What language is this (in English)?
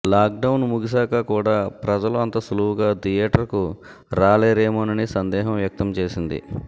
Telugu